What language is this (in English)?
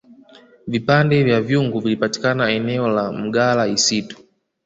Swahili